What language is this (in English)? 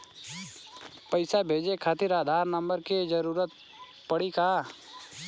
Bhojpuri